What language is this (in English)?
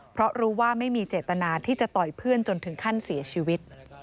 Thai